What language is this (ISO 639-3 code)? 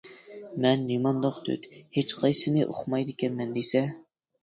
uig